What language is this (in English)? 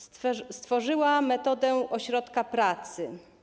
Polish